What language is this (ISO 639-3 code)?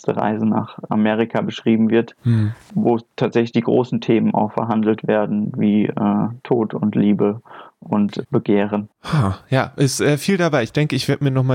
deu